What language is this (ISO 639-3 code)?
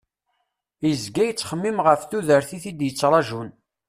kab